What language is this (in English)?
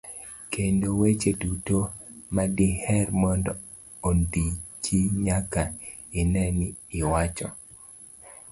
Luo (Kenya and Tanzania)